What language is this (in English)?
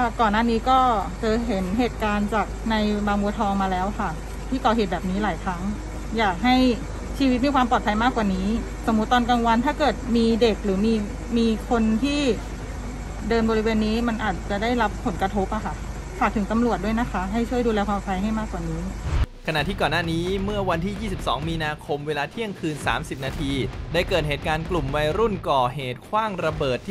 Thai